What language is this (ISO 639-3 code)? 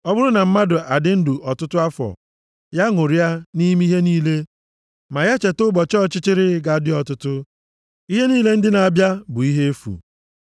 ibo